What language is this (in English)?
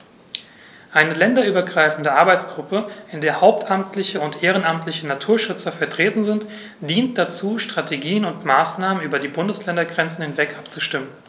German